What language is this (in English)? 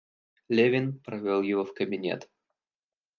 Russian